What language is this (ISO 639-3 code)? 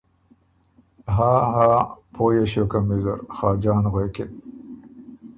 oru